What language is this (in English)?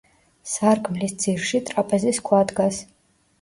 Georgian